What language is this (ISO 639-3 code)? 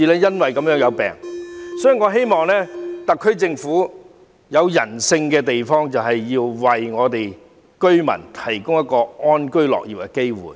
yue